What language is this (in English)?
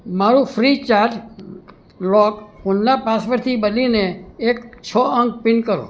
Gujarati